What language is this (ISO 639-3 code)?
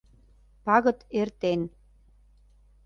chm